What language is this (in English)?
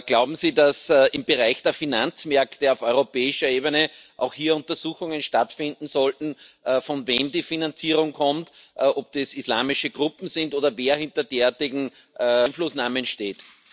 German